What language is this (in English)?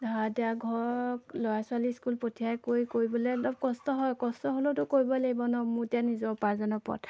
Assamese